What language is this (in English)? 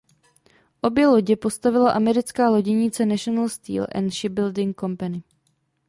Czech